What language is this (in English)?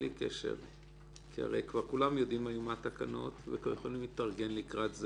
Hebrew